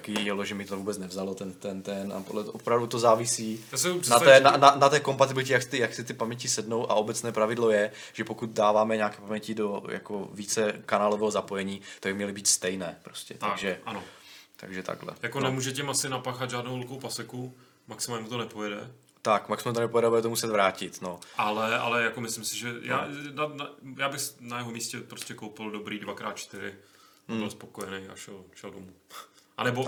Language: Czech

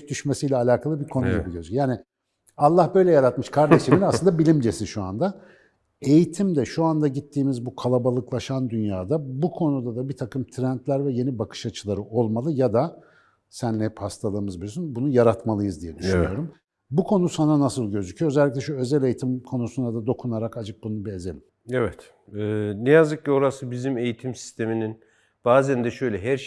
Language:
Turkish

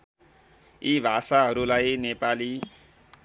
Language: Nepali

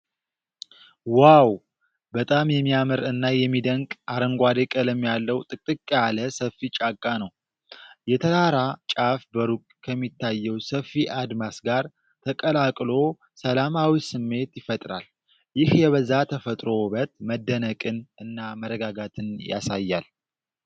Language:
Amharic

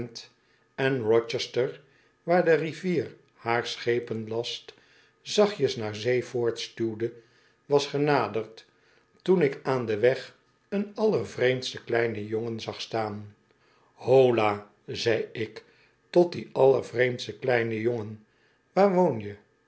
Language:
Dutch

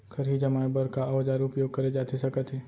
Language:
Chhattisgarhi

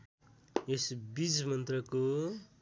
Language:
Nepali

